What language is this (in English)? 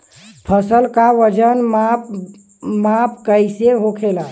Bhojpuri